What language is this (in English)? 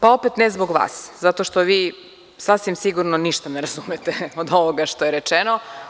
Serbian